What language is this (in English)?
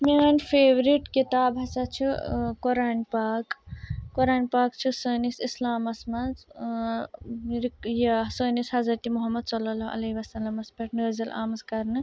Kashmiri